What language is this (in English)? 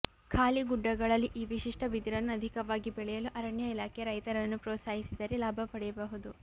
Kannada